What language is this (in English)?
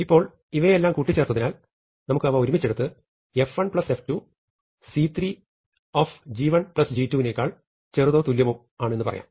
Malayalam